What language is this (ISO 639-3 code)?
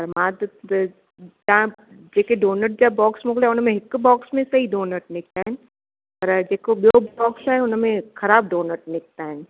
snd